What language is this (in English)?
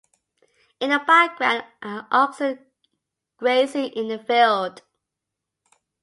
English